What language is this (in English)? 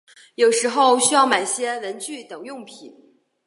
Chinese